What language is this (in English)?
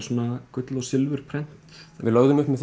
Icelandic